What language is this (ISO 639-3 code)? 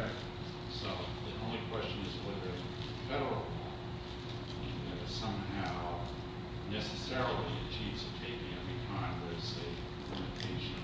eng